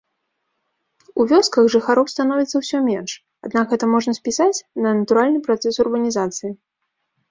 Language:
Belarusian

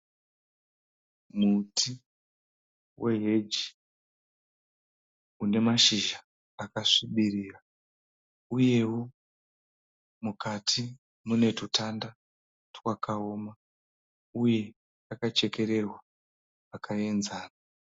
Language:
Shona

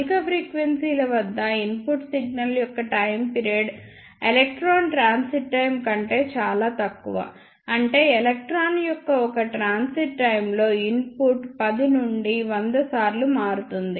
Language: Telugu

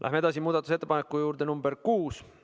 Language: Estonian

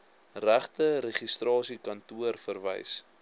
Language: Afrikaans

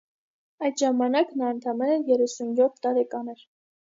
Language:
Armenian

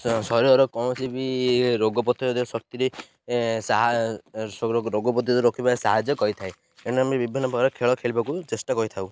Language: Odia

